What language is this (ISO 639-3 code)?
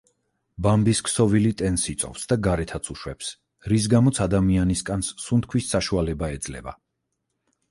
kat